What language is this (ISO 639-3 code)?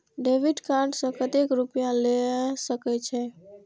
mai